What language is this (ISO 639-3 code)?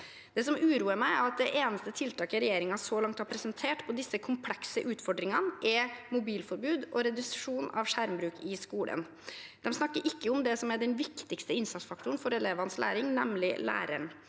nor